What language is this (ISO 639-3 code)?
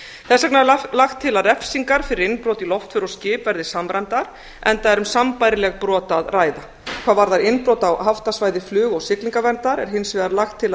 isl